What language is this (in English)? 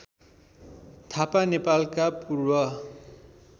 Nepali